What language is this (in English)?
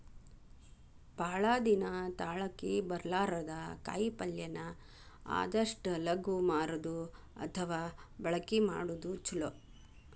Kannada